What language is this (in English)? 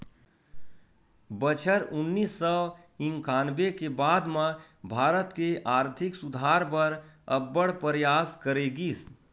Chhattisgarhi